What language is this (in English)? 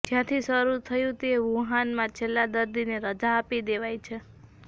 Gujarati